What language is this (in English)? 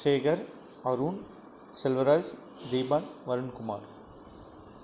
Tamil